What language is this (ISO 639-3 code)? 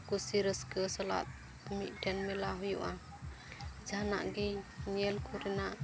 sat